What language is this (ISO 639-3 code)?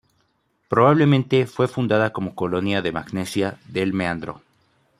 spa